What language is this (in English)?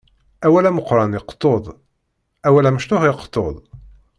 Kabyle